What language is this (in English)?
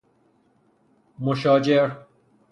Persian